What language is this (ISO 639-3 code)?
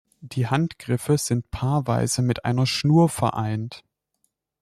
deu